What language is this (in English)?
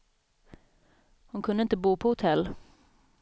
Swedish